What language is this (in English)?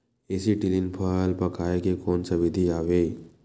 Chhattisgarhi